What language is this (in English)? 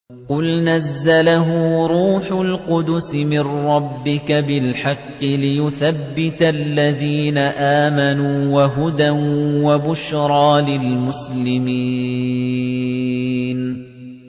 Arabic